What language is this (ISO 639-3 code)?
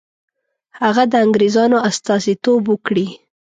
pus